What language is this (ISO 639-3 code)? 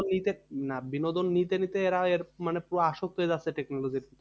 ben